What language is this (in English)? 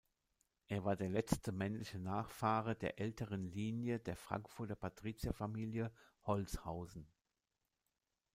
German